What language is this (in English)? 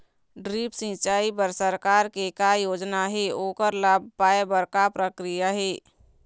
Chhattisgarhi